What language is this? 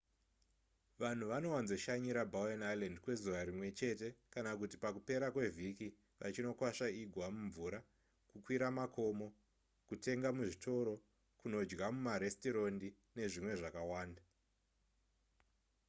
Shona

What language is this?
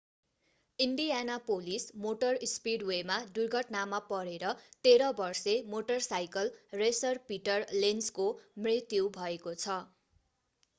Nepali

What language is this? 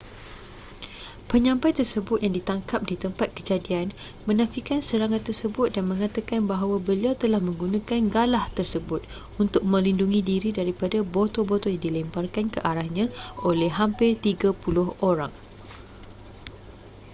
Malay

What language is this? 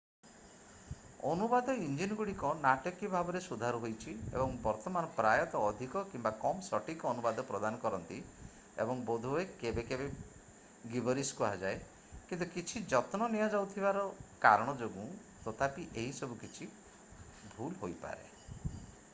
Odia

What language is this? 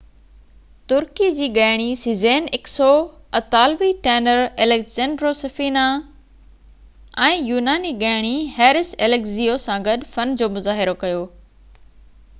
Sindhi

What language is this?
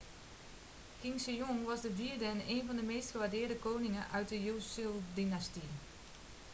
Dutch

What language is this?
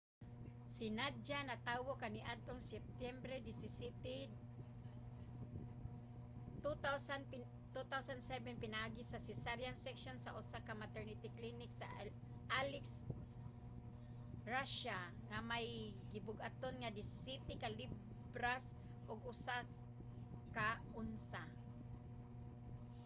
Cebuano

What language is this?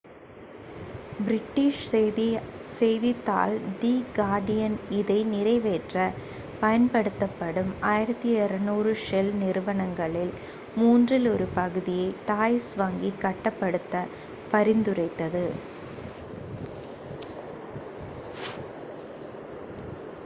Tamil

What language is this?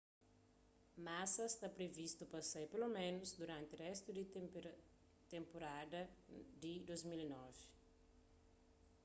Kabuverdianu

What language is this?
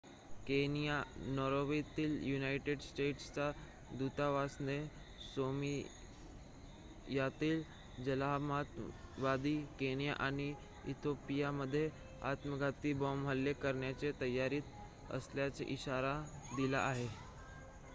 Marathi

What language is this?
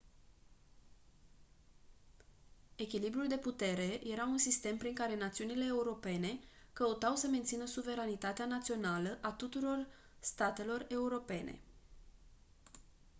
Romanian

